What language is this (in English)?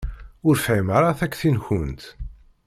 Kabyle